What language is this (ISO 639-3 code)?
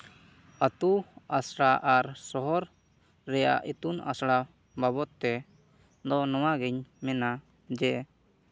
sat